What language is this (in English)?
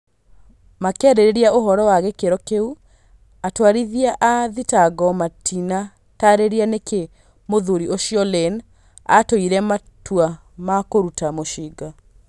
Kikuyu